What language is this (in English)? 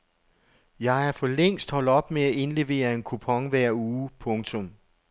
Danish